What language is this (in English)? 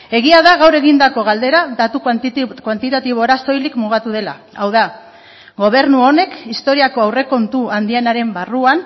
Basque